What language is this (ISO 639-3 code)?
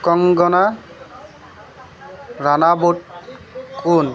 asm